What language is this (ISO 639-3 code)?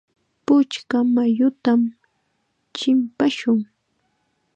qxa